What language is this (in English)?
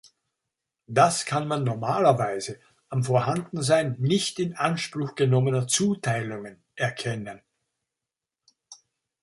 German